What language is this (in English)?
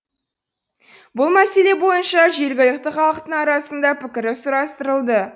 Kazakh